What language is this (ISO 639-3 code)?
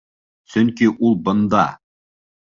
bak